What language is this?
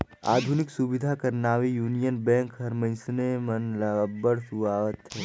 Chhattisgarhi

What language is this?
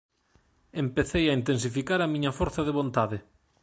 Galician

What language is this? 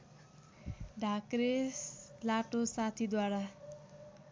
Nepali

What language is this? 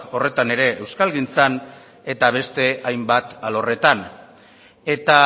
Basque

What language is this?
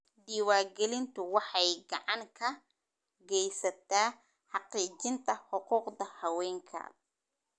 Somali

